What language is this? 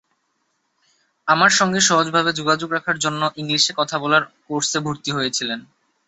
Bangla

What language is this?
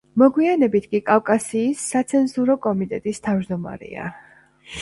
Georgian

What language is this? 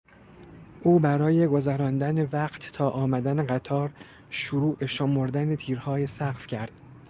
Persian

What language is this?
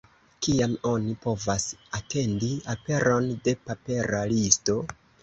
Esperanto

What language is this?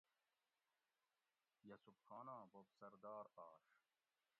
Gawri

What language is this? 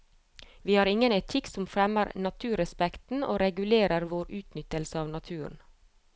Norwegian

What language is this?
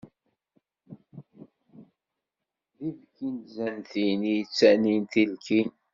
Kabyle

